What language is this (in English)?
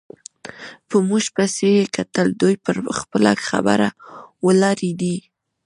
Pashto